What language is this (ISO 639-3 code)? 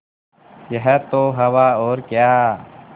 hin